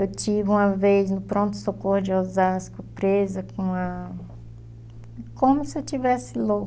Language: Portuguese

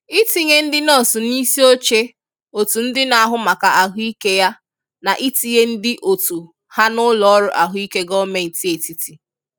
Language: Igbo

